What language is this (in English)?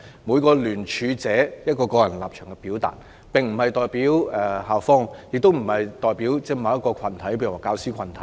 Cantonese